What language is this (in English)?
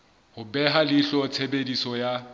Southern Sotho